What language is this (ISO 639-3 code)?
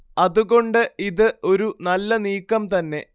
mal